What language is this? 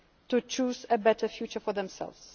English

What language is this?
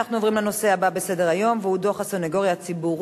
Hebrew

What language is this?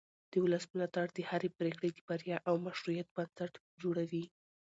Pashto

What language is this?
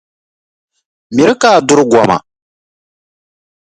Dagbani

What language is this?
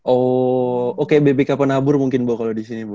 Indonesian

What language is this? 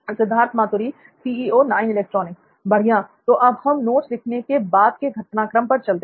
Hindi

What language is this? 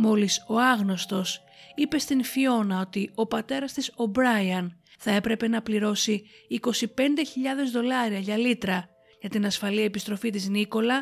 Greek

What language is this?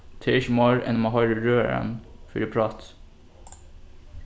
Faroese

